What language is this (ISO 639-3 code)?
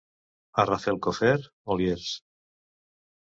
cat